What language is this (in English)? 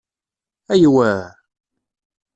Kabyle